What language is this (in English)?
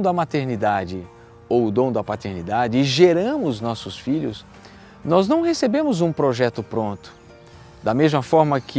Portuguese